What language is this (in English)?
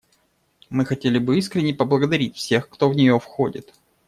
Russian